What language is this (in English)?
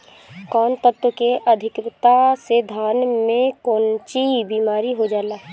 Bhojpuri